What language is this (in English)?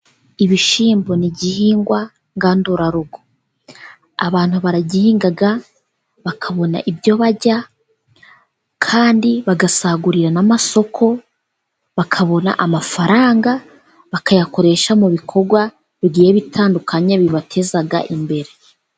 Kinyarwanda